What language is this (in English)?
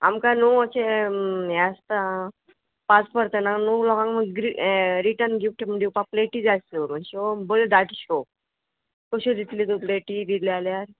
Konkani